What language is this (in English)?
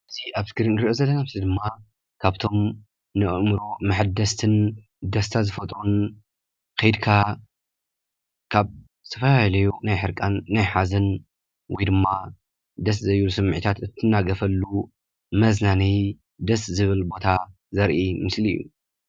Tigrinya